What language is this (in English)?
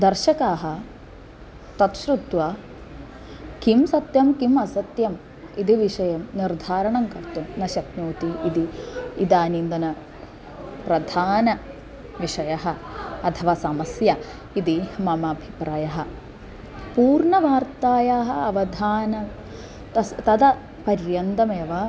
Sanskrit